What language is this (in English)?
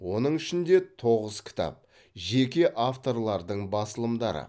Kazakh